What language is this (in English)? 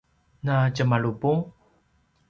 Paiwan